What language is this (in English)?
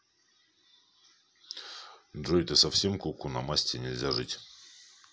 Russian